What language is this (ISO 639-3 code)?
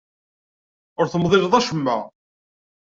kab